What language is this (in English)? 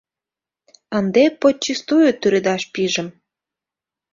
Mari